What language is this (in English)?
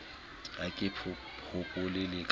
Southern Sotho